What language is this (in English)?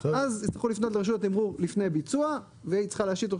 Hebrew